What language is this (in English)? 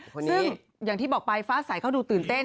Thai